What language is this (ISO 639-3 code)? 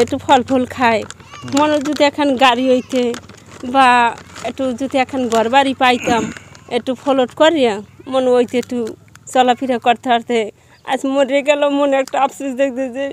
ron